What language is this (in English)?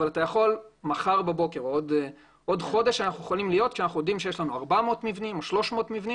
Hebrew